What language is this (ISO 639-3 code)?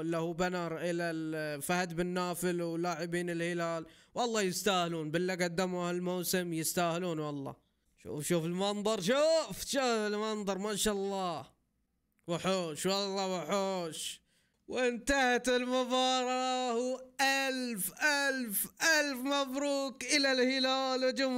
ara